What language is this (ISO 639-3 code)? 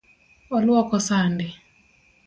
luo